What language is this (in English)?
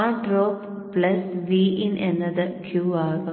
Malayalam